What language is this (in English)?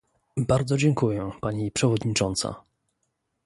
Polish